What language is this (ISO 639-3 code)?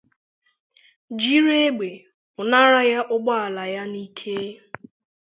ibo